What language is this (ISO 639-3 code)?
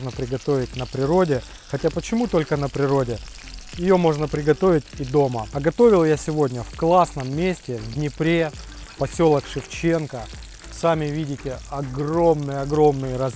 rus